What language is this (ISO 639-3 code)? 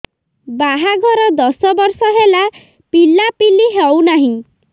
ori